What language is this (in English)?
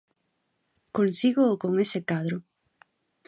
Galician